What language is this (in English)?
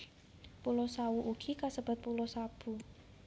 Javanese